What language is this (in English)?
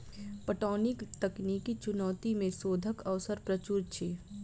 Maithili